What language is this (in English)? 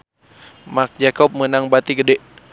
Sundanese